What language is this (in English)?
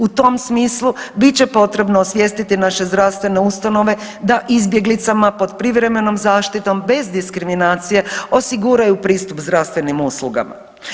Croatian